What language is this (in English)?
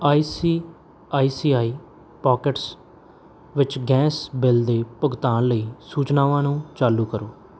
Punjabi